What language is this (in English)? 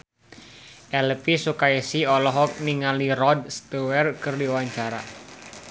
Sundanese